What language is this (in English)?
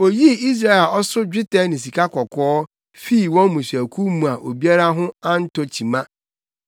Akan